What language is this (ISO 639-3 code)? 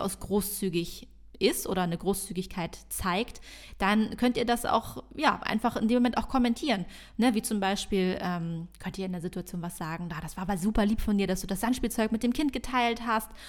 deu